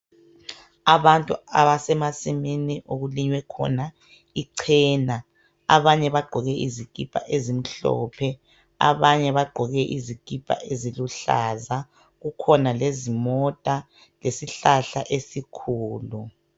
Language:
North Ndebele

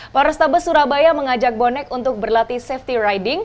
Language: Indonesian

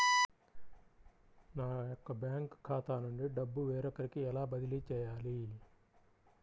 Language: Telugu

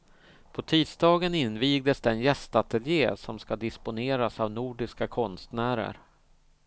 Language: Swedish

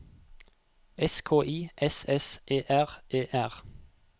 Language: Norwegian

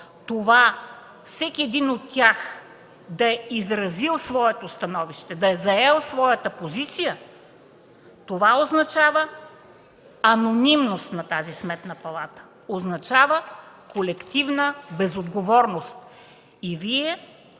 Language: Bulgarian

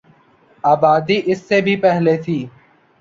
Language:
Urdu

